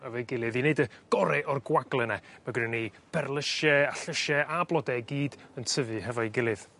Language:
Welsh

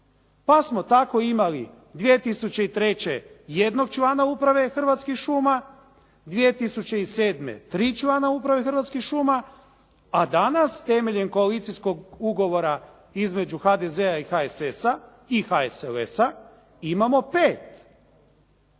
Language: Croatian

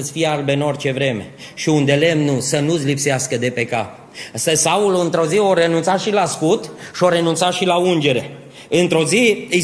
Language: Romanian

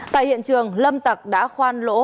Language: Vietnamese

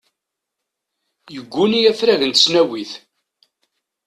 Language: Kabyle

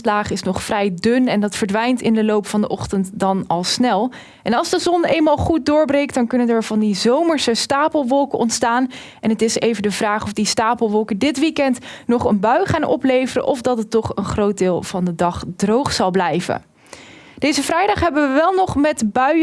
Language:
Dutch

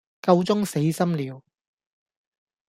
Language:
Cantonese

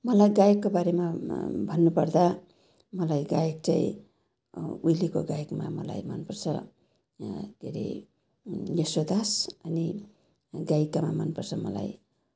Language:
Nepali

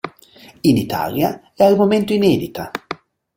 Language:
Italian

